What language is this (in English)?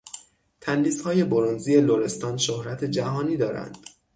Persian